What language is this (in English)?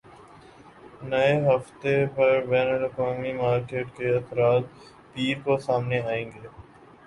Urdu